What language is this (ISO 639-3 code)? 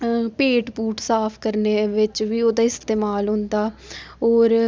doi